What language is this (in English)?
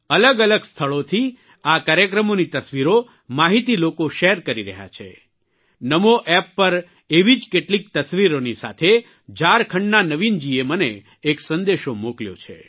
Gujarati